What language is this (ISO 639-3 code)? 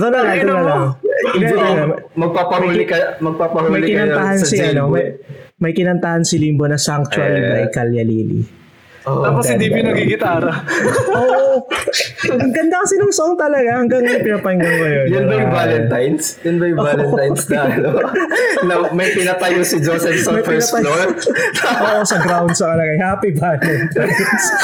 fil